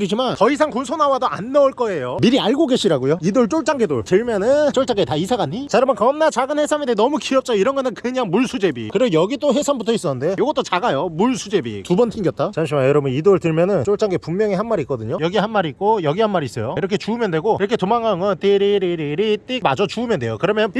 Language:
Korean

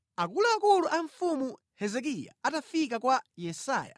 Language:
Nyanja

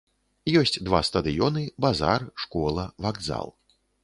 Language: Belarusian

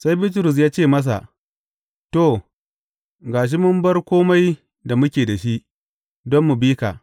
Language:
Hausa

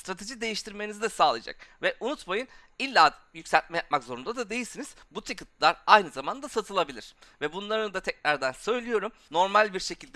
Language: Turkish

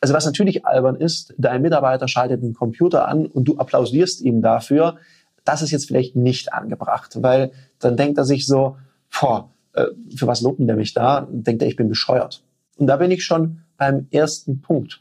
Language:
German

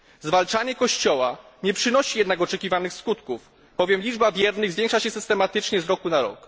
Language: Polish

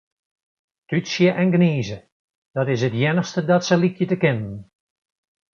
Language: Western Frisian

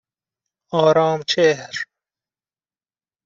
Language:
Persian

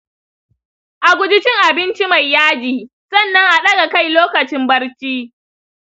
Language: Hausa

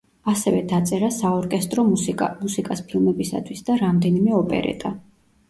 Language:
Georgian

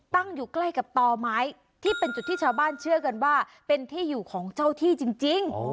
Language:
Thai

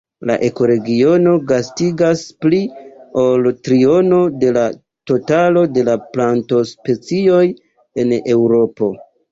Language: Esperanto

